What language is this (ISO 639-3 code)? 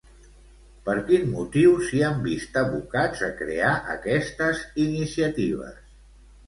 cat